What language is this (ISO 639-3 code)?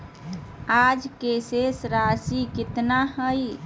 mag